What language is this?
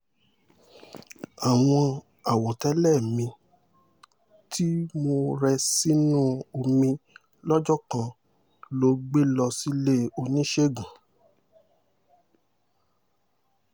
Yoruba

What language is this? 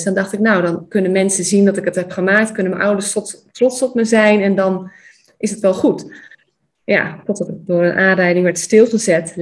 Dutch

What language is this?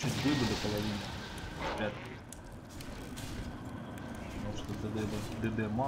Russian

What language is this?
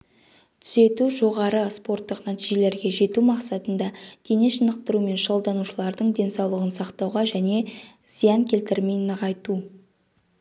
Kazakh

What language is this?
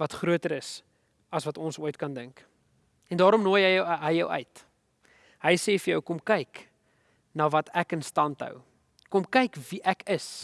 Dutch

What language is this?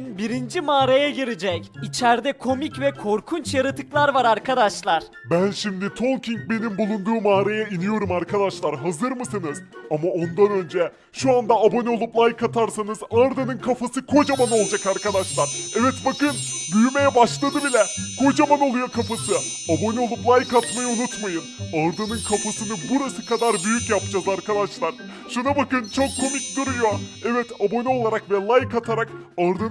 Turkish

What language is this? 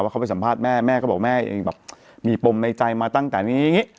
Thai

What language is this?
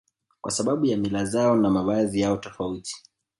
Swahili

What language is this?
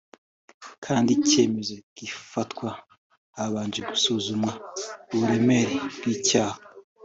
Kinyarwanda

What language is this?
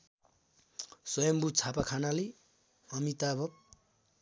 Nepali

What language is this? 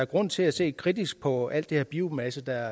Danish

